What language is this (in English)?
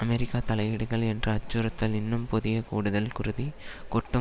Tamil